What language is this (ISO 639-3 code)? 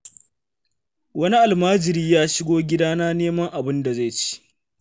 hau